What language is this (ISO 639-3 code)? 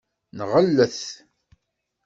kab